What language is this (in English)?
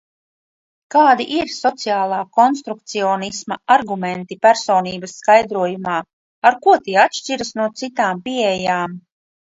Latvian